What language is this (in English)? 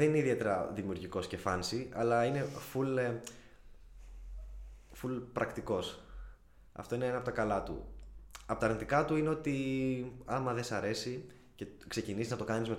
Greek